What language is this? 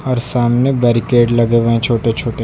Hindi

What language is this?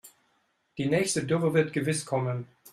German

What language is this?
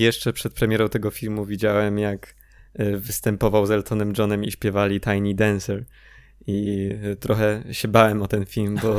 Polish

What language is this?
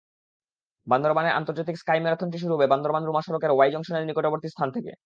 Bangla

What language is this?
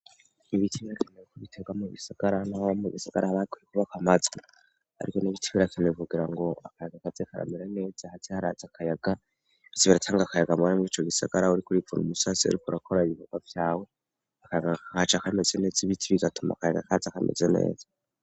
Rundi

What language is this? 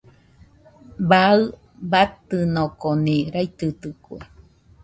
Nüpode Huitoto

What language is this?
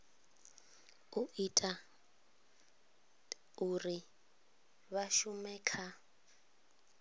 Venda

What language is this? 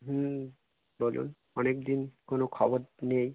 Bangla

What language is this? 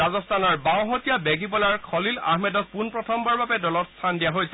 Assamese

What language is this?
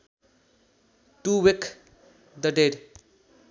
Nepali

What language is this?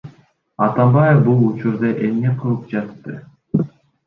Kyrgyz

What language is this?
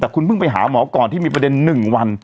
Thai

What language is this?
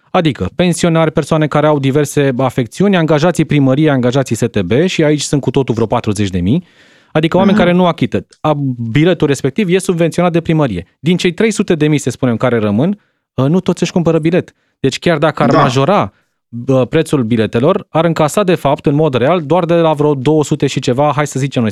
Romanian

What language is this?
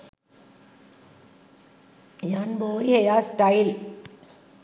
Sinhala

